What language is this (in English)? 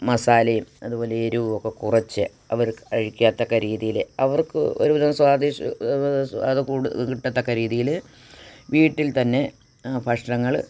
Malayalam